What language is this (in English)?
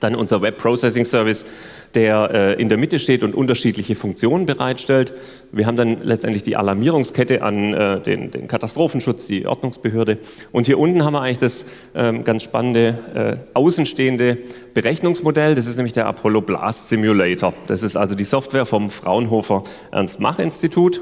German